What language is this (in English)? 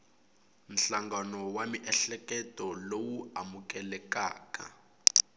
Tsonga